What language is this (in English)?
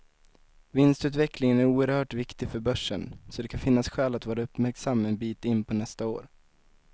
Swedish